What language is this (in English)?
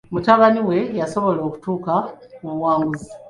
Ganda